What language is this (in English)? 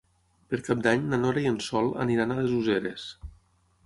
Catalan